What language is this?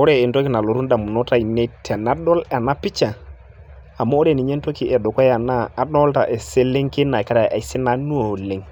Masai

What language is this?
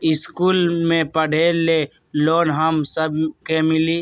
Magahi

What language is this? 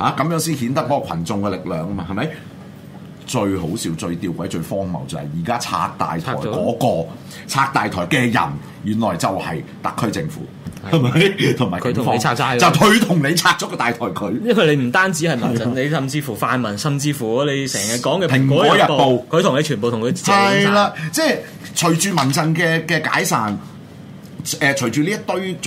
Chinese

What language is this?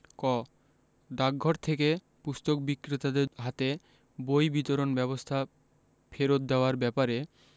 Bangla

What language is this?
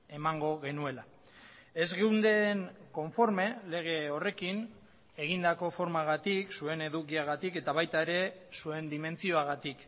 Basque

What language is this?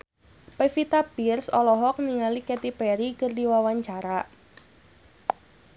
Sundanese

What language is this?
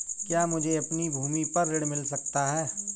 Hindi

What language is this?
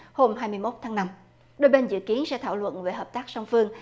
Vietnamese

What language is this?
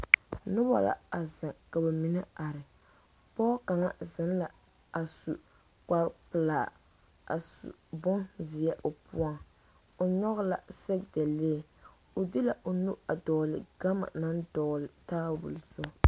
Southern Dagaare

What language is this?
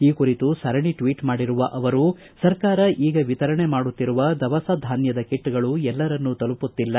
Kannada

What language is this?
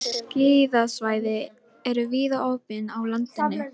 Icelandic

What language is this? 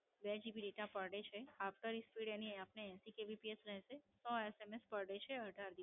Gujarati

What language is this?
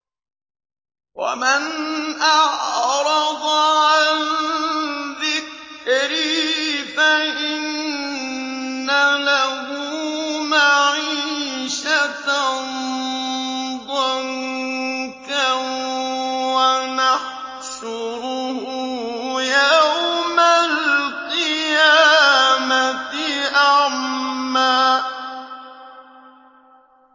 Arabic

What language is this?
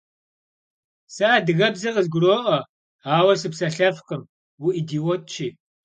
Kabardian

